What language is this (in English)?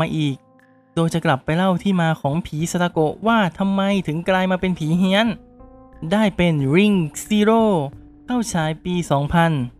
Thai